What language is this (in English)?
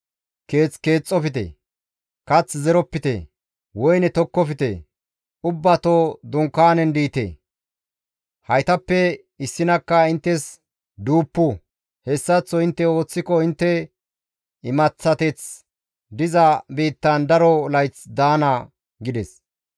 Gamo